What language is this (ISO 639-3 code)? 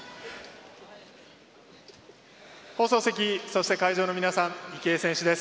jpn